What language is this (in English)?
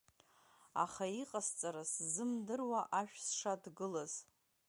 Abkhazian